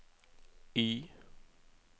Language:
Norwegian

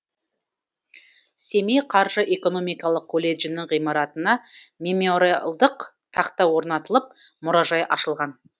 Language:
Kazakh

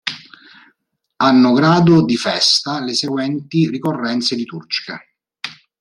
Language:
Italian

